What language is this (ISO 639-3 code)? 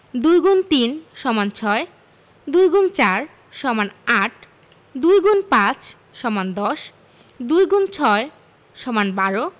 ben